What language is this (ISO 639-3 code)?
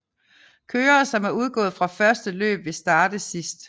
dan